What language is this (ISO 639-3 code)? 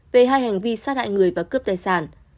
vie